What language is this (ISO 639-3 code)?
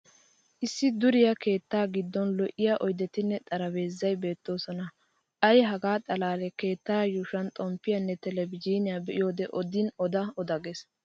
wal